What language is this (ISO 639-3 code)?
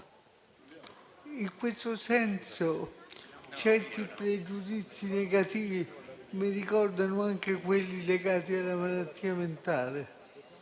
ita